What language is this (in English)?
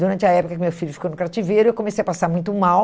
Portuguese